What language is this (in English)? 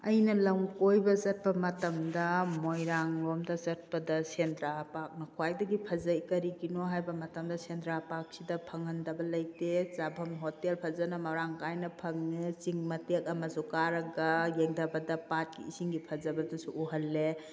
Manipuri